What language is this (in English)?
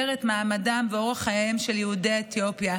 Hebrew